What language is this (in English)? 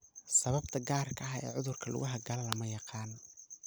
Somali